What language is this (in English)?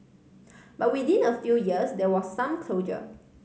English